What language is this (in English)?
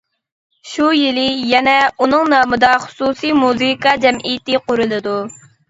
Uyghur